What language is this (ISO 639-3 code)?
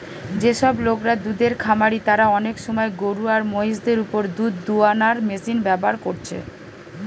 ben